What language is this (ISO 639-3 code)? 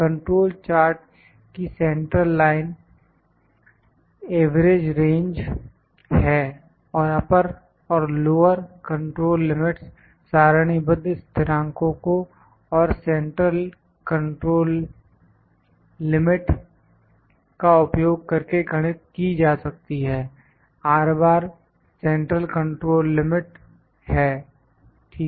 hin